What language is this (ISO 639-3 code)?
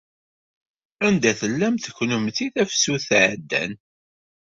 kab